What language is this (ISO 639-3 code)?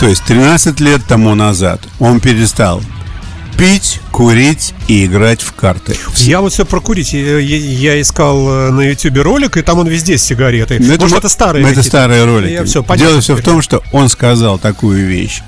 rus